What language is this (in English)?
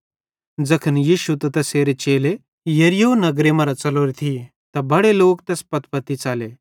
Bhadrawahi